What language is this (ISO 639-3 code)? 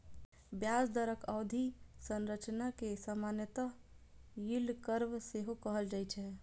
mai